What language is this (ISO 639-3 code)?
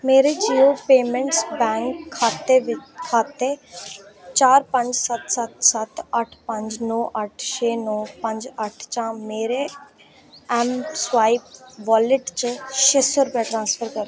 doi